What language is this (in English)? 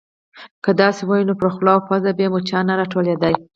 Pashto